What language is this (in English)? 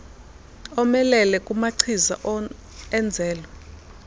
Xhosa